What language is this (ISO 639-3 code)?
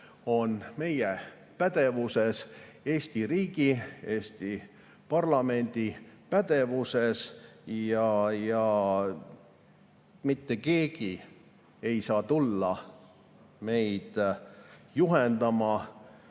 est